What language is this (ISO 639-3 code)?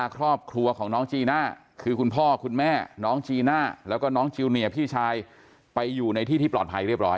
tha